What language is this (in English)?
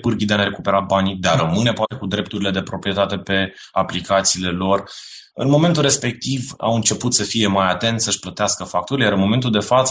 Romanian